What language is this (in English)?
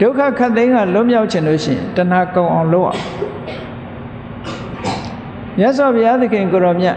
Burmese